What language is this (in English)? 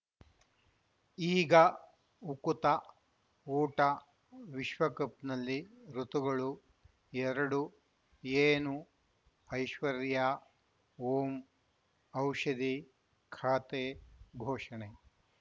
Kannada